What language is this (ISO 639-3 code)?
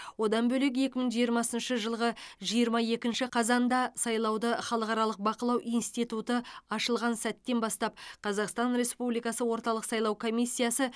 kaz